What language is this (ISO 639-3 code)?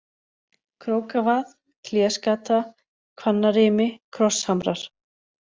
isl